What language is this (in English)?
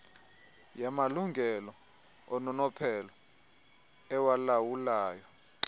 Xhosa